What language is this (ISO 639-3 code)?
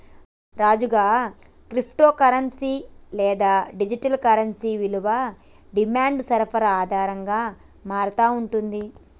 tel